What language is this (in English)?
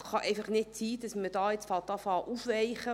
Swiss German